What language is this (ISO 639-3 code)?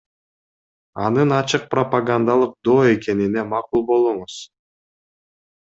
kir